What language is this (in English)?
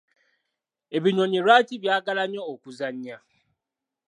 Ganda